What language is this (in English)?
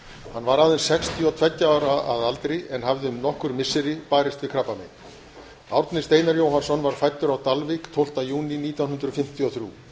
Icelandic